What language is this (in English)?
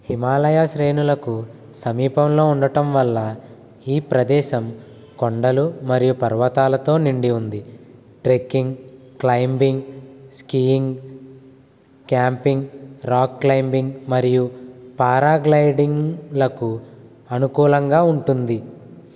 Telugu